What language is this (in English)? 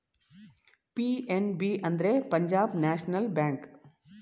Kannada